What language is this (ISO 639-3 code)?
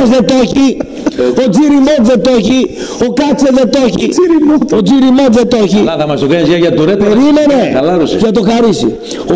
ell